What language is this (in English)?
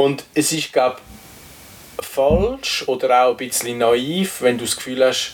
German